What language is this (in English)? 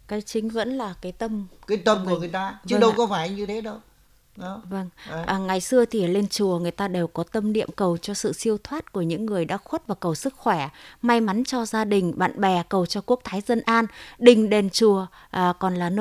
Vietnamese